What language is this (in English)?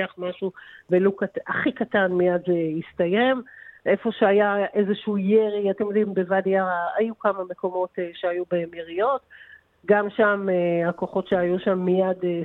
Hebrew